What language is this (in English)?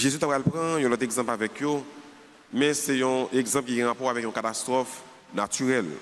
French